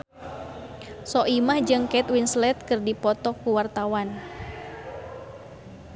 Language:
Sundanese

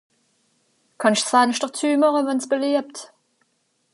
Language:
Swiss German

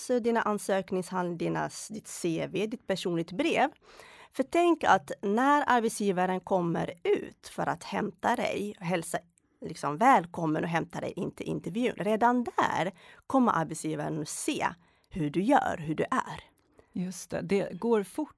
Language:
Swedish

